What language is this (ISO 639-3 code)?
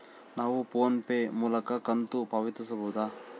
kan